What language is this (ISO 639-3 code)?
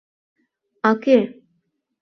chm